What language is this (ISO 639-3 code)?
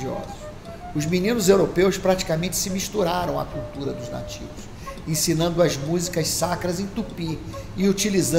por